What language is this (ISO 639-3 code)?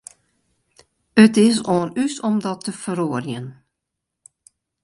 fry